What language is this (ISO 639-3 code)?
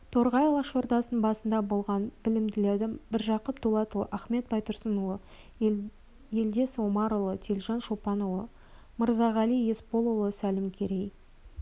kaz